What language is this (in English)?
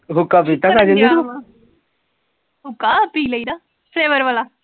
Punjabi